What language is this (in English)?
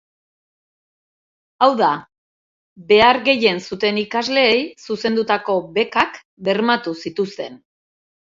Basque